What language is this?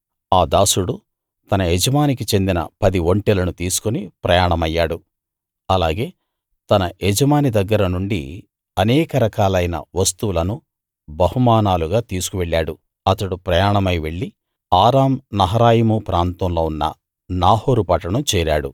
Telugu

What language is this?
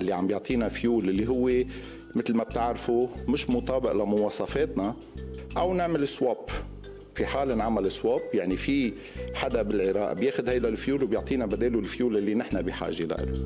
Arabic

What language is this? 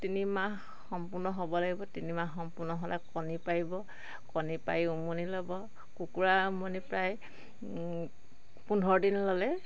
Assamese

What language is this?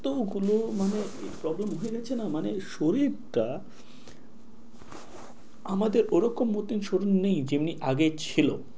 Bangla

